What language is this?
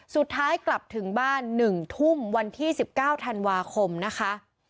Thai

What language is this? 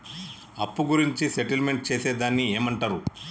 Telugu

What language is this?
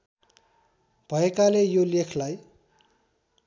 Nepali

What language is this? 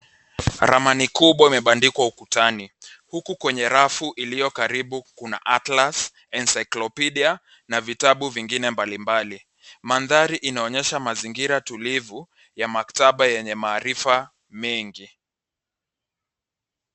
Swahili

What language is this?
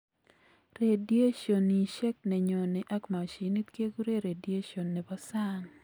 Kalenjin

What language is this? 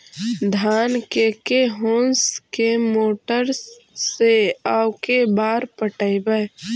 Magahi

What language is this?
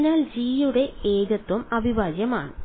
Malayalam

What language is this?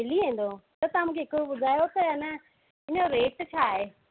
Sindhi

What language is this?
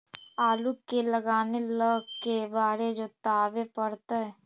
Magahi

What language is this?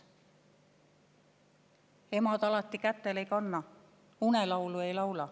Estonian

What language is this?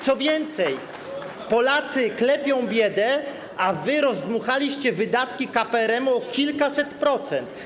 Polish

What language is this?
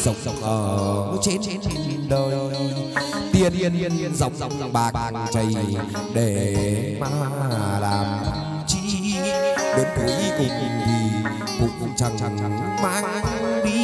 Vietnamese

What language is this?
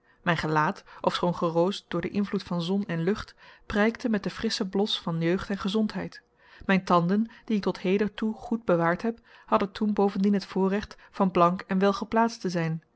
Dutch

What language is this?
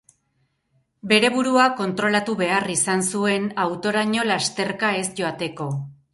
Basque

